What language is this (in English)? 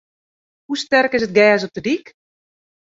Western Frisian